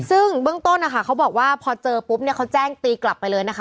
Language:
Thai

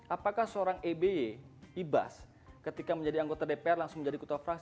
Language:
Indonesian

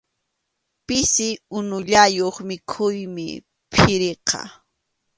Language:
Arequipa-La Unión Quechua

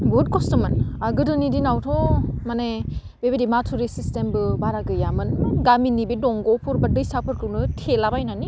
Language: Bodo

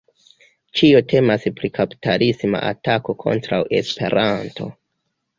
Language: Esperanto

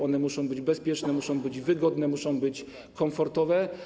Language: Polish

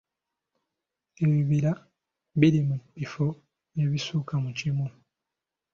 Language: Ganda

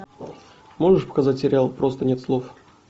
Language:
Russian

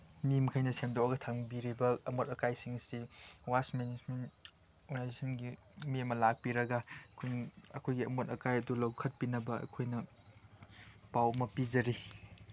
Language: Manipuri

